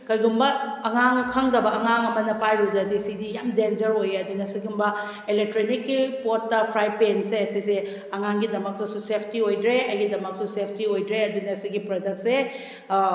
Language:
Manipuri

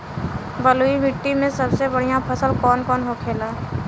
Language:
Bhojpuri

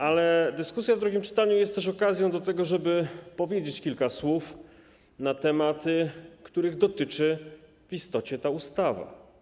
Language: Polish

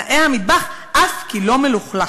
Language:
Hebrew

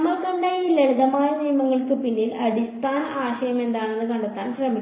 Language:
Malayalam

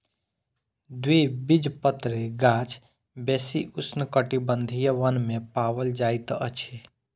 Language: Maithili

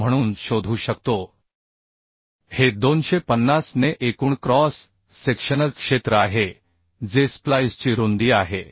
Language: Marathi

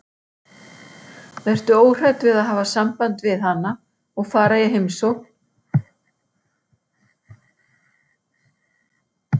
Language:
Icelandic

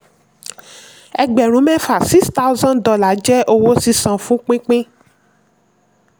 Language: Yoruba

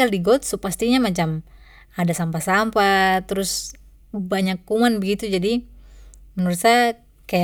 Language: Papuan Malay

